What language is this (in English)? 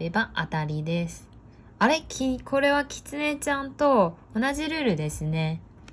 Japanese